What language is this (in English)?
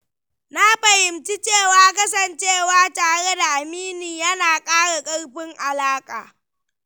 Hausa